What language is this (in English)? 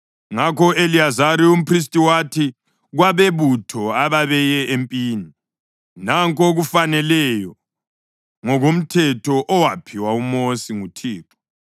North Ndebele